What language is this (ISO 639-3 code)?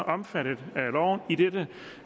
dan